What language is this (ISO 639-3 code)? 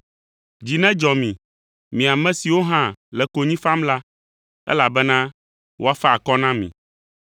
ewe